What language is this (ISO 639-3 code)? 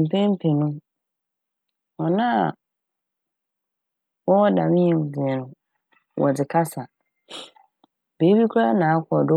aka